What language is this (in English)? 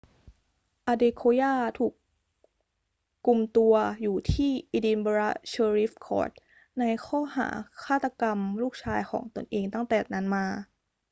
Thai